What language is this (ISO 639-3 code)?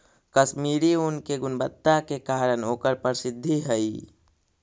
mag